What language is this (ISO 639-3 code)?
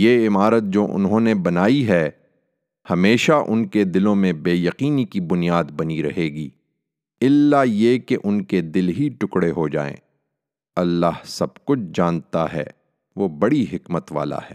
urd